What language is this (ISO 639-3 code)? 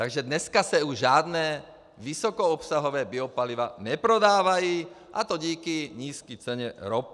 ces